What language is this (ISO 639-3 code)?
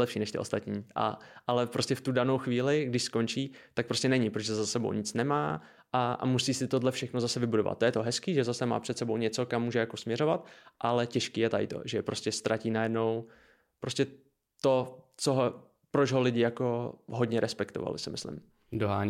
ces